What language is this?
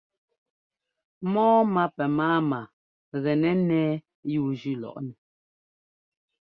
Ngomba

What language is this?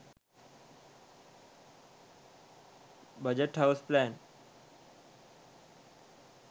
Sinhala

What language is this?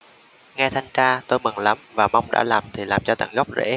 Vietnamese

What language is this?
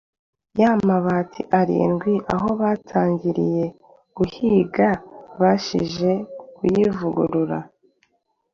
Kinyarwanda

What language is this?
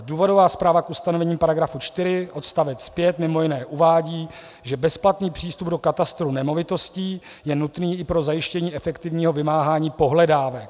Czech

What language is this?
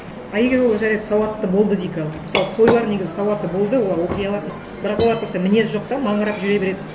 Kazakh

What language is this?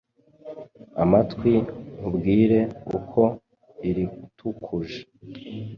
Kinyarwanda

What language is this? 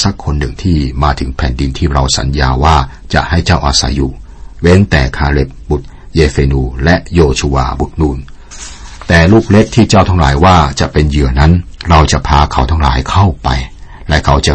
Thai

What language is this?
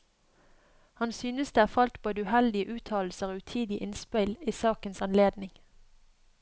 Norwegian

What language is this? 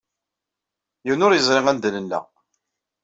Kabyle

